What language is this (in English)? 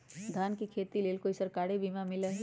Magahi